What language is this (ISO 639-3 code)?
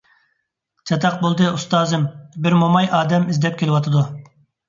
uig